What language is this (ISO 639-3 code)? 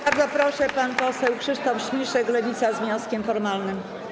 pol